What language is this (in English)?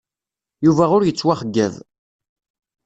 Kabyle